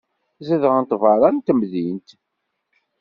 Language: Kabyle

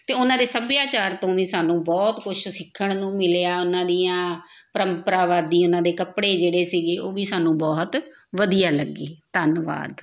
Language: Punjabi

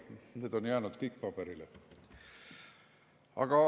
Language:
Estonian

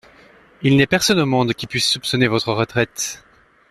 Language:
French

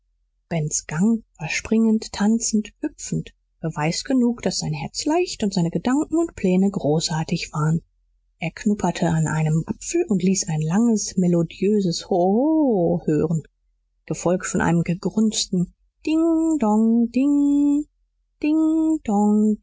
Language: German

